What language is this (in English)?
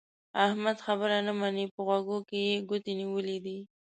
Pashto